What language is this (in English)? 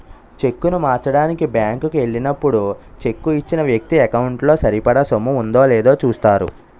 Telugu